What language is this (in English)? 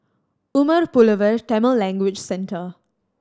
English